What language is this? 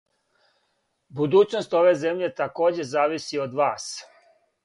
Serbian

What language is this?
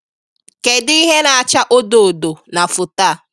Igbo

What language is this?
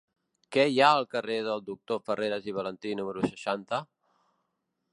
Catalan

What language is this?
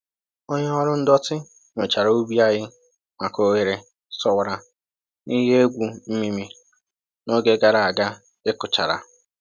Igbo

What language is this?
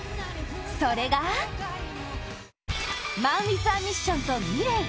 Japanese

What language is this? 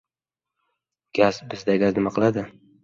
Uzbek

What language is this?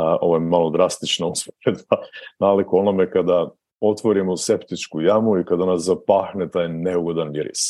Croatian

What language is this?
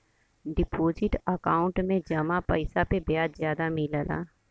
Bhojpuri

